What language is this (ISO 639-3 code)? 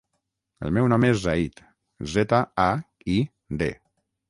cat